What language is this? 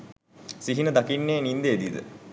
Sinhala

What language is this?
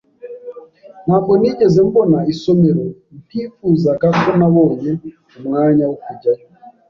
Kinyarwanda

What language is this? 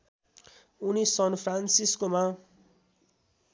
Nepali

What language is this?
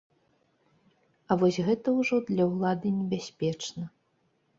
Belarusian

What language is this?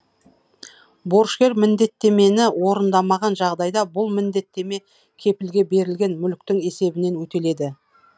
Kazakh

